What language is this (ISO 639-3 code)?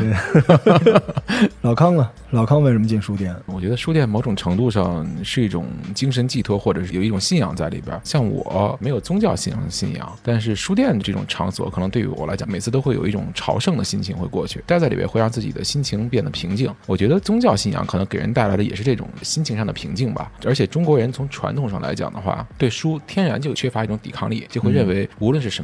zho